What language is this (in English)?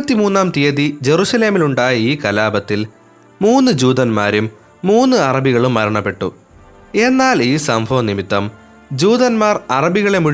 Malayalam